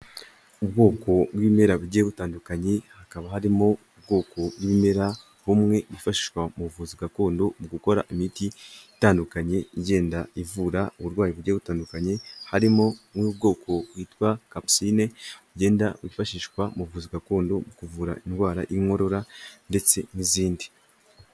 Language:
Kinyarwanda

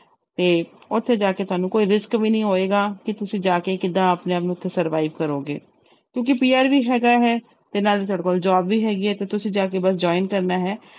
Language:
Punjabi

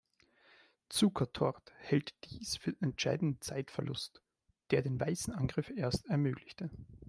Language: German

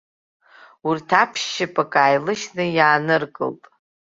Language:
Abkhazian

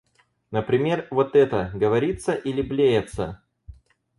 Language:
Russian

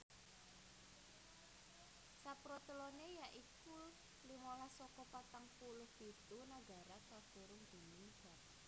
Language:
Javanese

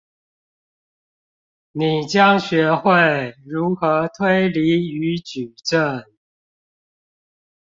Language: Chinese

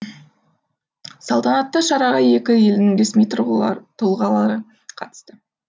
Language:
Kazakh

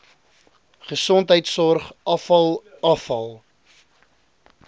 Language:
Afrikaans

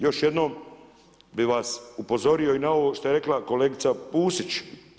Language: Croatian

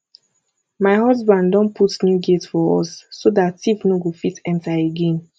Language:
Nigerian Pidgin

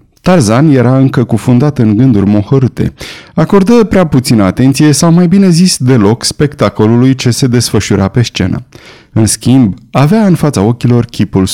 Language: Romanian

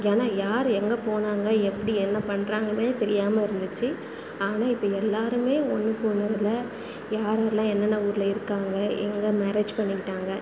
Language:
Tamil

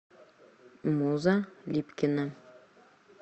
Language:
Russian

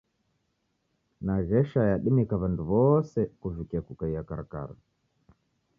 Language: Taita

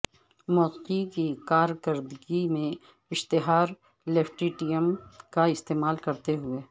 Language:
Urdu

